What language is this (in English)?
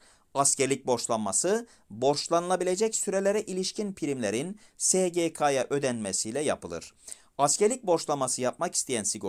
Turkish